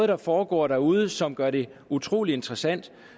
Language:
Danish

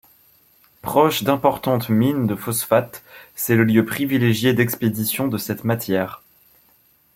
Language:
French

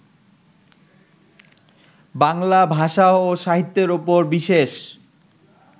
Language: Bangla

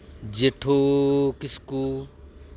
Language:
Santali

